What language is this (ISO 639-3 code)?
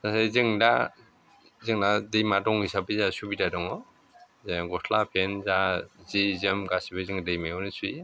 brx